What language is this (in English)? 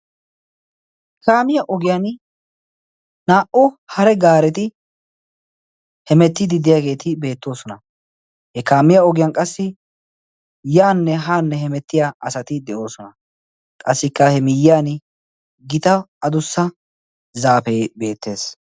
Wolaytta